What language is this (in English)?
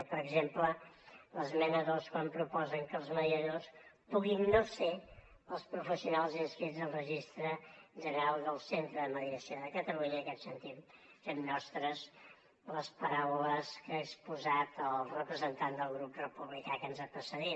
Catalan